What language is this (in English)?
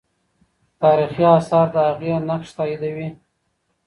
Pashto